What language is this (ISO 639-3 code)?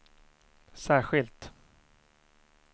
swe